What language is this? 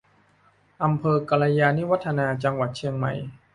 Thai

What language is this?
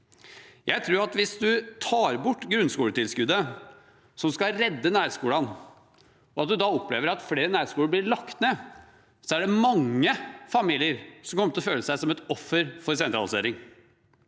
Norwegian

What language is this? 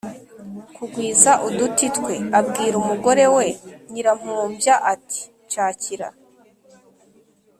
Kinyarwanda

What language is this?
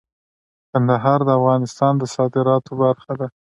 Pashto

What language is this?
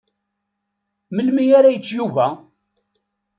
Kabyle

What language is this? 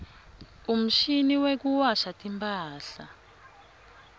Swati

